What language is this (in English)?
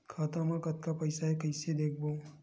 Chhattisgarhi